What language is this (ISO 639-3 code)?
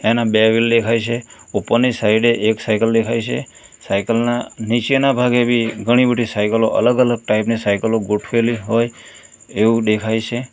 guj